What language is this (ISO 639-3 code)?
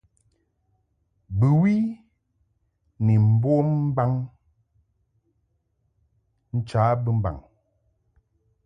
mhk